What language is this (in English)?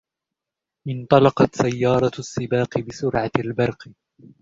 Arabic